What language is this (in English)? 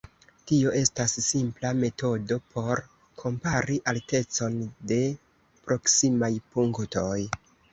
Esperanto